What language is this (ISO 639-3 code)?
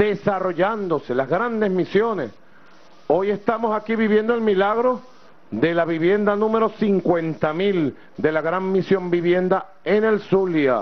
spa